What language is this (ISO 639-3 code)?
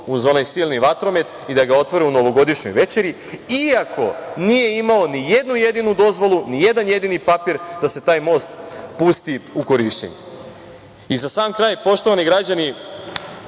srp